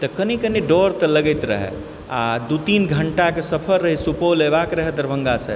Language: Maithili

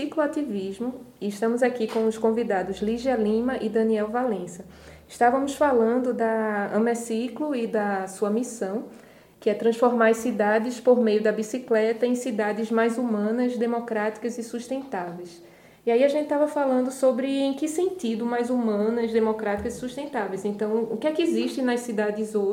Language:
Portuguese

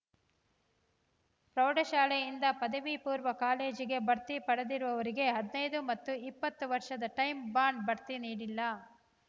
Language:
Kannada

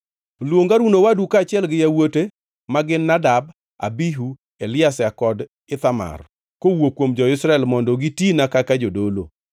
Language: Luo (Kenya and Tanzania)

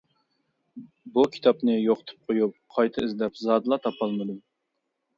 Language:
Uyghur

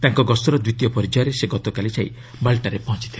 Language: Odia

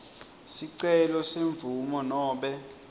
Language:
Swati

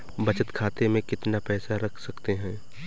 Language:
Hindi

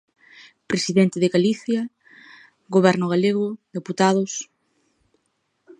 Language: Galician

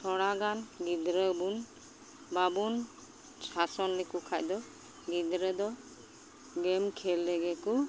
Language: Santali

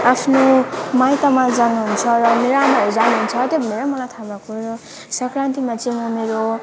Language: Nepali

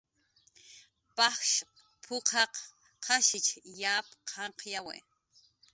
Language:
Jaqaru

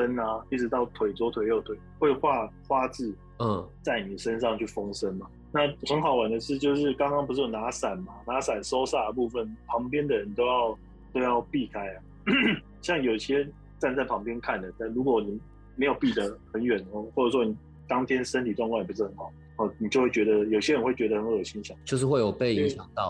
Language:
Chinese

